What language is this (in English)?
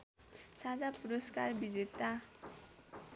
Nepali